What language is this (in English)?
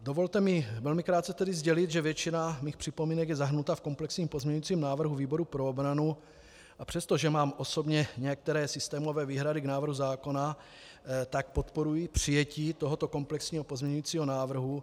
Czech